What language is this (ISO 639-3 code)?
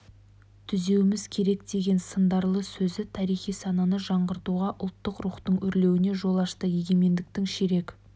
kaz